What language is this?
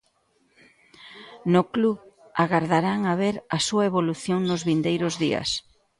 Galician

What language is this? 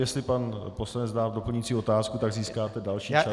Czech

